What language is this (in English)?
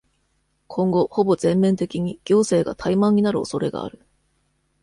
Japanese